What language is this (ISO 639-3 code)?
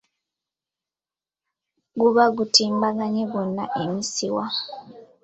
lug